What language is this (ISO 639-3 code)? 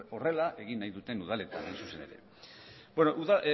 eus